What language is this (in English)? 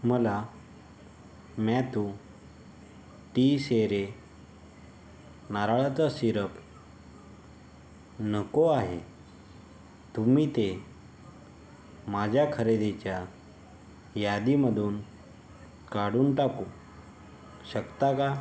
Marathi